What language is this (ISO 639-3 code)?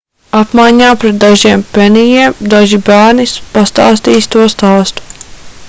lav